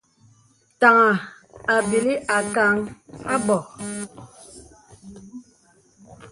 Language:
Bebele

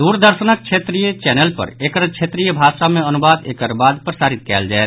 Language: Maithili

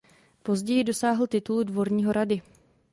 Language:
Czech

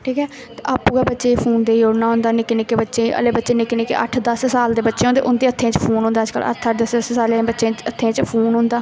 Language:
Dogri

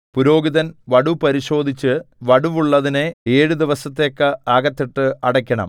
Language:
Malayalam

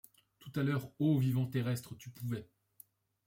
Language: French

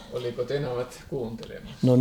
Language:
Finnish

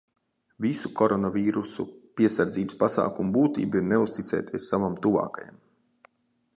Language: Latvian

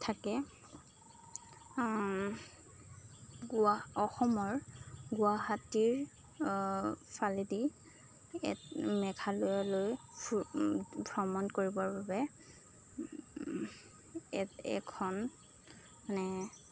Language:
Assamese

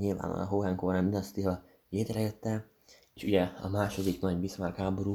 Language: Hungarian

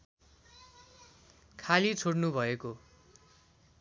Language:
Nepali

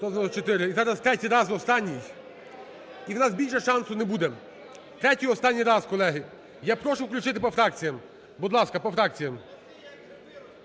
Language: Ukrainian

